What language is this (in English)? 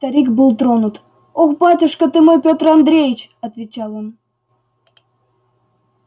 Russian